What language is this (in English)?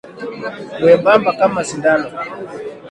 Swahili